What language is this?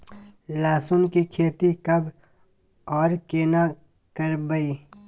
Maithili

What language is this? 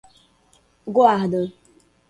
Portuguese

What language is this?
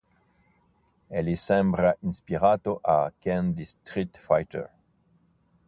Italian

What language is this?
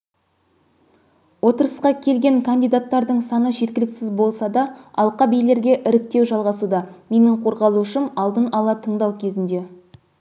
Kazakh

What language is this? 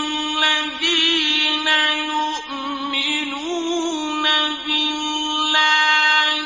Arabic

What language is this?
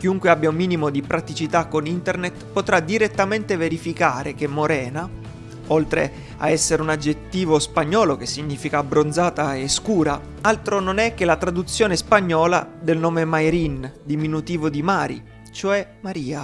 Italian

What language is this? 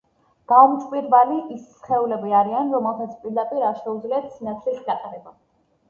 Georgian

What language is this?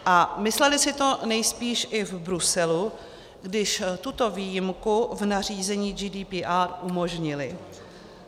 Czech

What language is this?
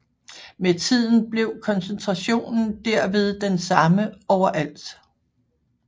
Danish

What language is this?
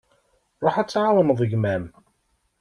Kabyle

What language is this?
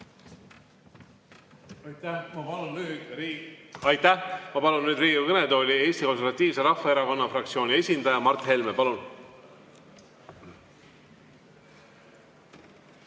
Estonian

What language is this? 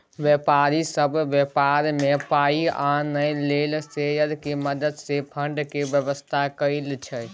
Maithili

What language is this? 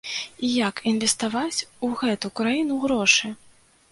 Belarusian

